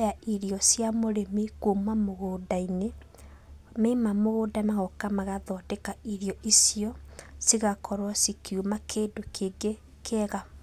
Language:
Kikuyu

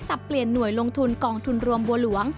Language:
Thai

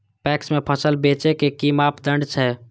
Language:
Maithili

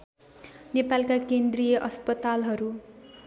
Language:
Nepali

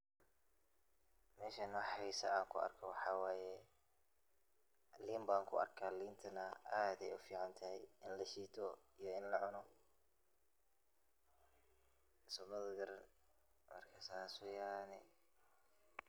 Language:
Somali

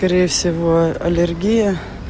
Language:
Russian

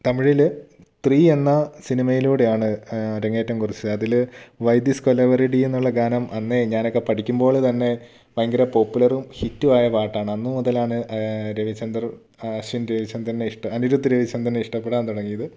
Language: Malayalam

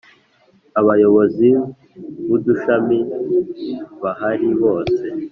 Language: Kinyarwanda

